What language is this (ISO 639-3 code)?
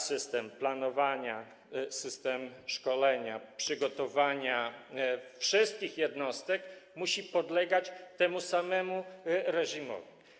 pol